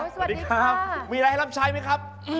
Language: Thai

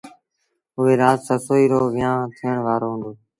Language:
Sindhi Bhil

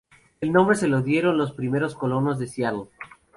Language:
Spanish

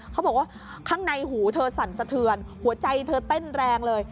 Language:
Thai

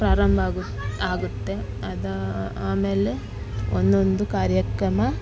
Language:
Kannada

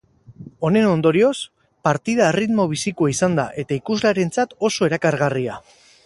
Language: Basque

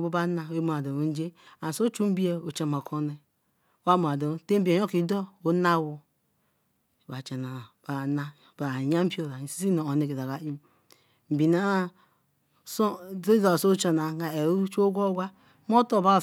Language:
Eleme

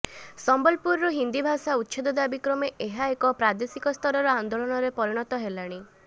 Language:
Odia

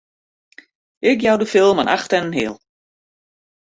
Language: Western Frisian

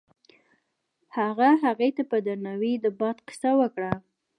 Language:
Pashto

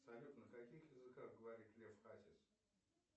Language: Russian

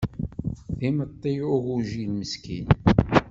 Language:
Kabyle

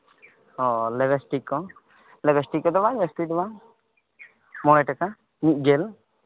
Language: Santali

